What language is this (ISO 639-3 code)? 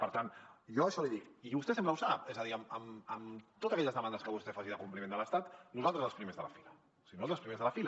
cat